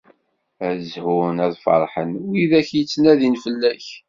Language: Kabyle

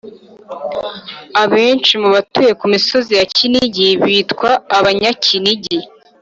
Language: Kinyarwanda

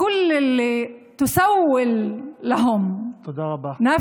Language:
Hebrew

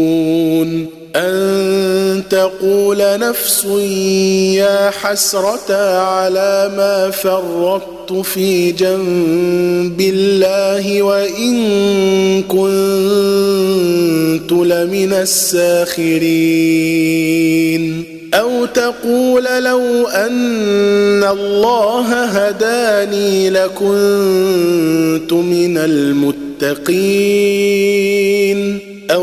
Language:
Arabic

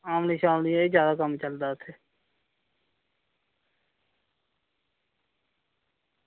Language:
Dogri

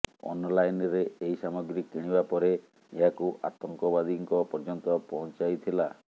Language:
Odia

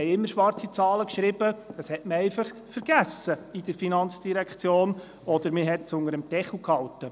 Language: Swiss German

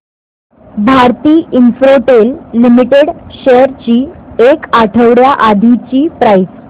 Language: Marathi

